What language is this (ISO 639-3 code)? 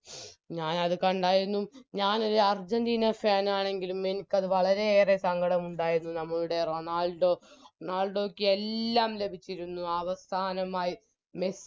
mal